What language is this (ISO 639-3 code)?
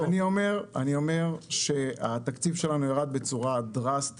heb